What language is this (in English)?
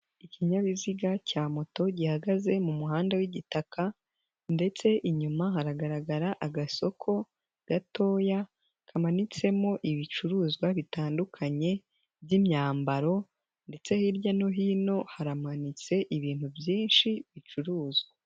Kinyarwanda